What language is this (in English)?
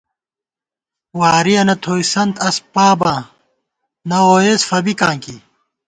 Gawar-Bati